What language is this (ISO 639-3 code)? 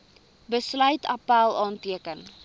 afr